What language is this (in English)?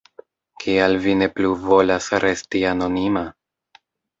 Esperanto